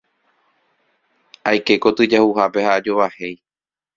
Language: Guarani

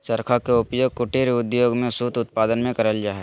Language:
Magahi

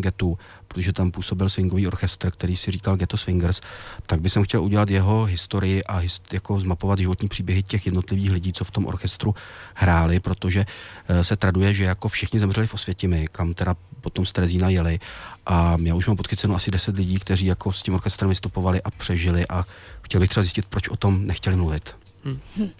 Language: Czech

